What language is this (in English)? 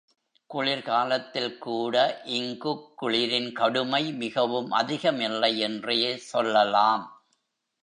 Tamil